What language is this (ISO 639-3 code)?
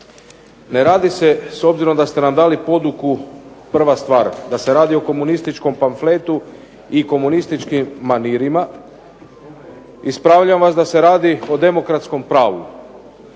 hrv